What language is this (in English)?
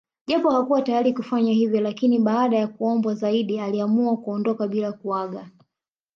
Swahili